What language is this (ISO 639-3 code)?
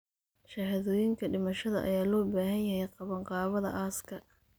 som